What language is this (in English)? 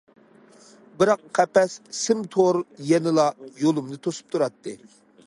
Uyghur